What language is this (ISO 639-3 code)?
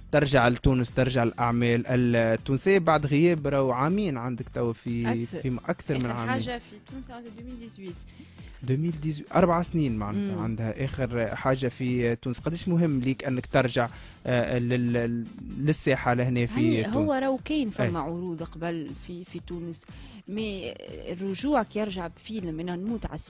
ara